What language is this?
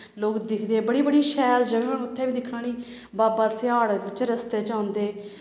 Dogri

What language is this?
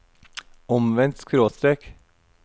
Norwegian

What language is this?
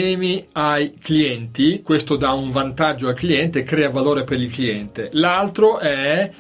Italian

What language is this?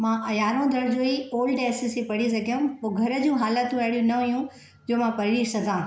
Sindhi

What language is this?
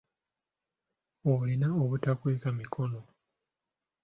Ganda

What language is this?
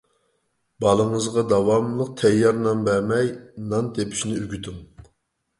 Uyghur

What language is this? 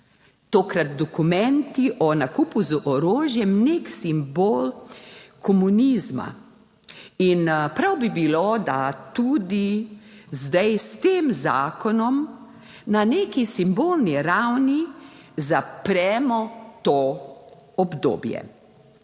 Slovenian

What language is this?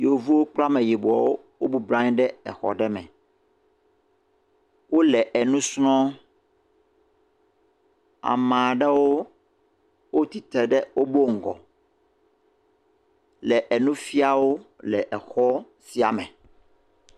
Ewe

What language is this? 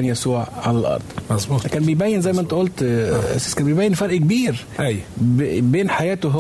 Arabic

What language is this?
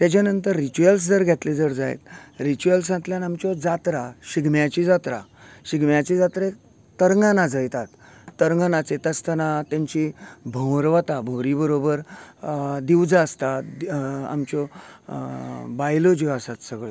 Konkani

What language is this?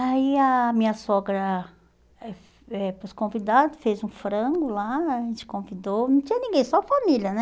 Portuguese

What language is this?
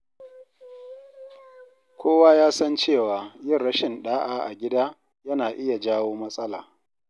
Hausa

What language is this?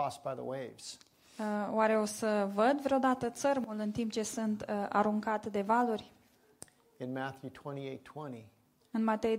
Romanian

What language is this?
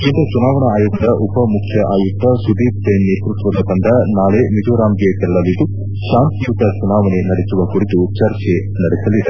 Kannada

